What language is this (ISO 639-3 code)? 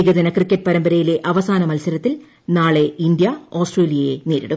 mal